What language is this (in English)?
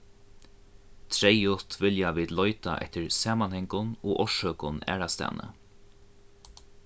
Faroese